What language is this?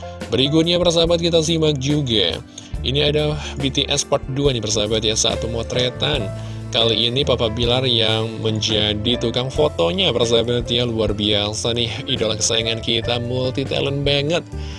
Indonesian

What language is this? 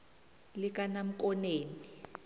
South Ndebele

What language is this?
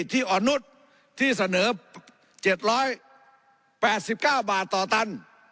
Thai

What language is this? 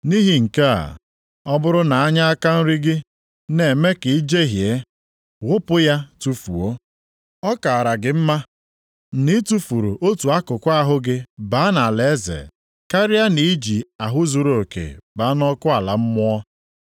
Igbo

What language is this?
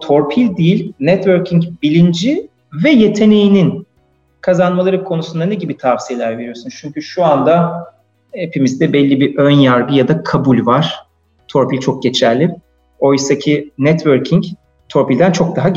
Turkish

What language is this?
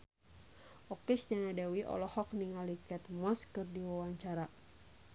Sundanese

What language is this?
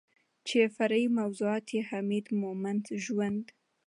Pashto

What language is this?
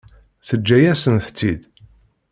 Kabyle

